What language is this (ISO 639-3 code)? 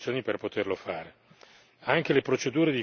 ita